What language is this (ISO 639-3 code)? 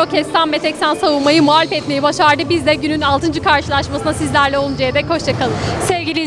tur